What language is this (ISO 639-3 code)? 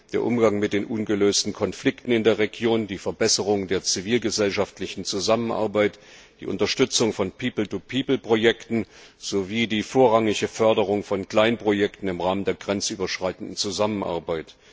deu